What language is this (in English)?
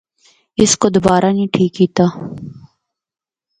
Northern Hindko